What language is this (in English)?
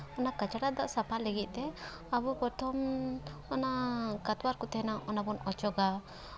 Santali